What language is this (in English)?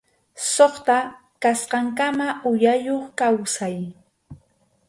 Arequipa-La Unión Quechua